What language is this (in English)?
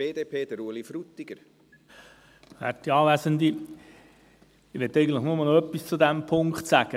Swiss German